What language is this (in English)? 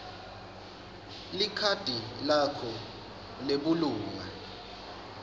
Swati